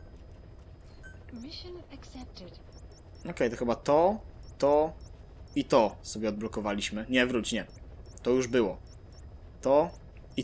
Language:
Polish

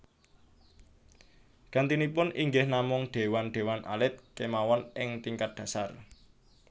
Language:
Javanese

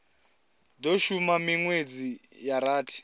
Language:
Venda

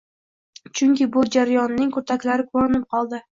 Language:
Uzbek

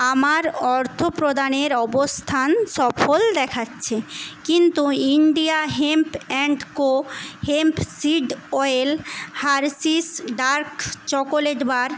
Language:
Bangla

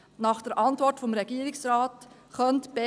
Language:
Swiss German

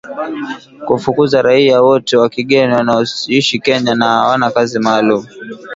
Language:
Swahili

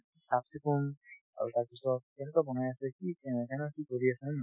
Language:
Assamese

